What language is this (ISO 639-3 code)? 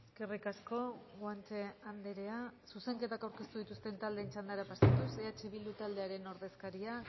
eus